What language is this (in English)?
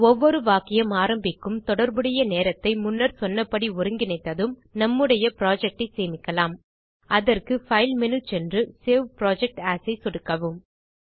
Tamil